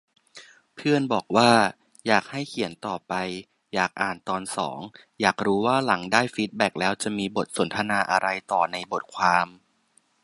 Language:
Thai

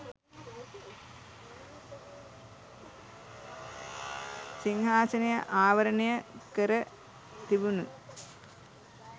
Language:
Sinhala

